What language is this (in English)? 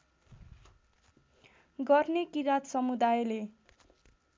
Nepali